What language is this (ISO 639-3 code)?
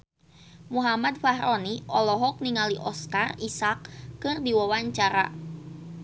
sun